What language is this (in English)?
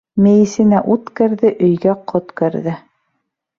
Bashkir